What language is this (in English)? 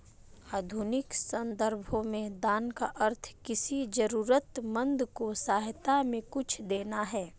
Hindi